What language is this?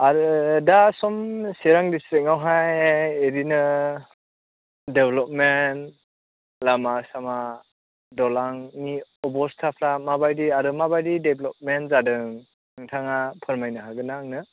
Bodo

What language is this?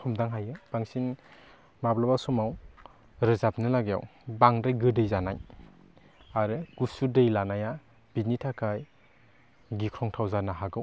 Bodo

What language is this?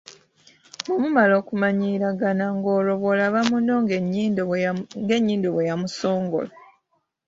Ganda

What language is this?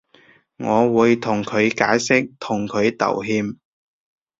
Cantonese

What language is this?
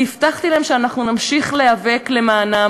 Hebrew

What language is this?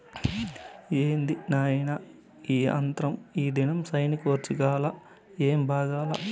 Telugu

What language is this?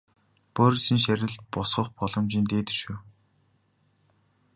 Mongolian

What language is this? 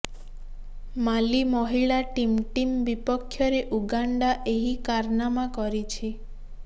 Odia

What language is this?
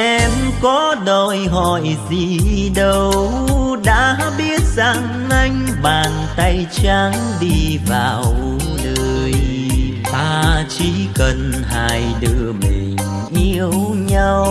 Vietnamese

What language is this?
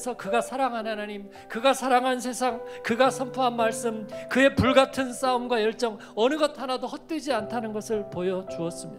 Korean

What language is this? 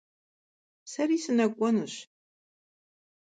Kabardian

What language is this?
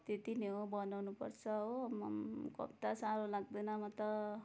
Nepali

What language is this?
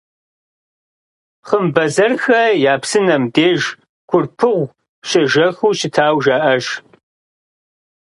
Kabardian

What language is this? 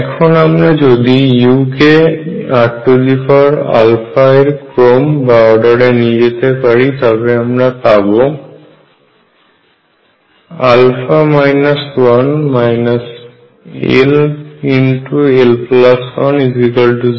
Bangla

